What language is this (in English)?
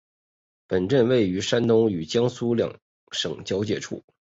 Chinese